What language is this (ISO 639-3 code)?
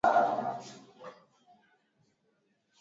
swa